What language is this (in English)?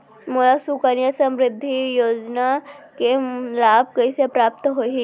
Chhattisgarhi